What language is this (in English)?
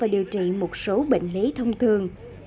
Vietnamese